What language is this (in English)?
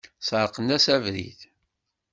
Kabyle